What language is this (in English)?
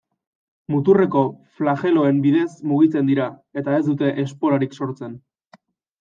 Basque